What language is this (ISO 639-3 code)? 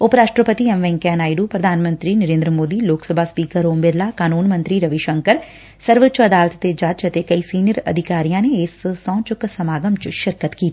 pan